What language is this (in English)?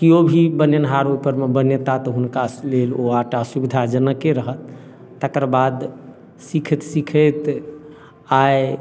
Maithili